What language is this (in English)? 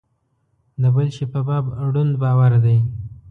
Pashto